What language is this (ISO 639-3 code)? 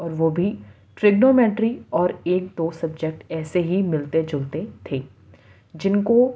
urd